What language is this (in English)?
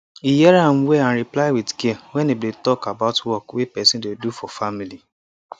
Nigerian Pidgin